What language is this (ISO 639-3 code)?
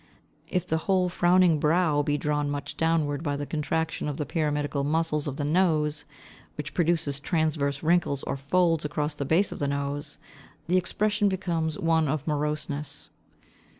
eng